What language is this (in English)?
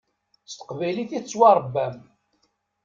Kabyle